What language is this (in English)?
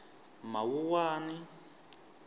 Tsonga